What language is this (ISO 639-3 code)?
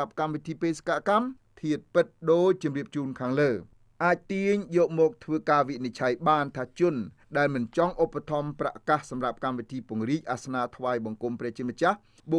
tha